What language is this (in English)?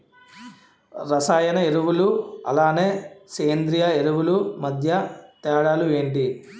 Telugu